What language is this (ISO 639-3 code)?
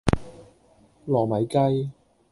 yue